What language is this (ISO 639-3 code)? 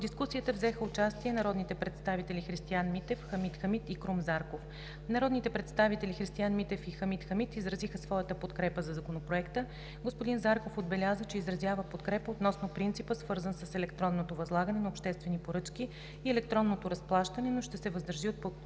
bul